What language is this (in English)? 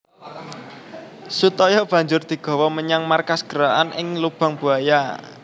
Javanese